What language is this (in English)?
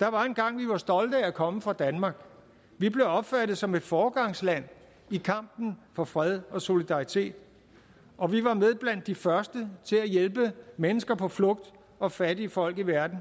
Danish